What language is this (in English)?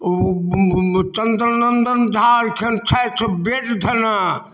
Maithili